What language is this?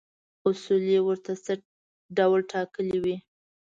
Pashto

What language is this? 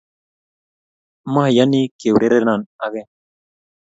Kalenjin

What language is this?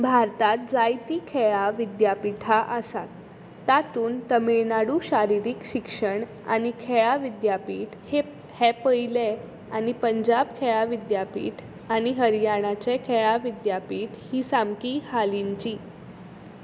Konkani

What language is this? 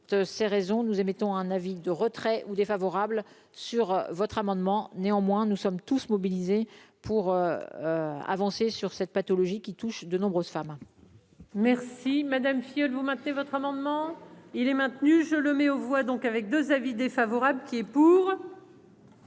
French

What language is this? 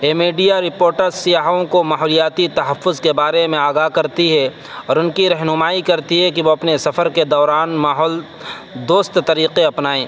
Urdu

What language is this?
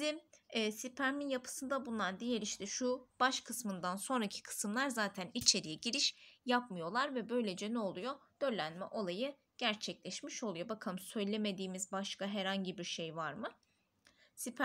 Turkish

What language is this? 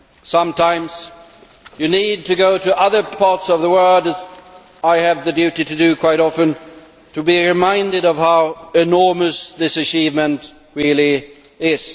English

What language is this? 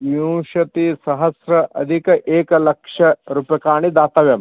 Sanskrit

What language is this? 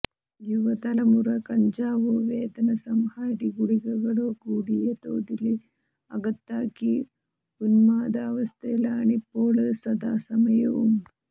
Malayalam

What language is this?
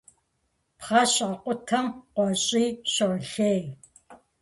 Kabardian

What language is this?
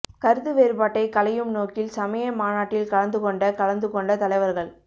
Tamil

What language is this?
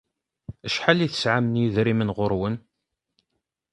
Kabyle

